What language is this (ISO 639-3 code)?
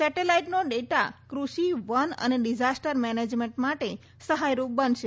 guj